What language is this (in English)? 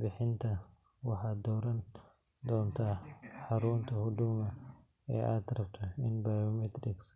Somali